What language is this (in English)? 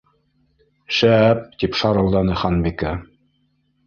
Bashkir